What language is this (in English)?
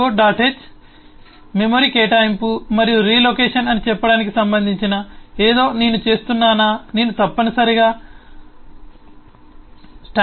Telugu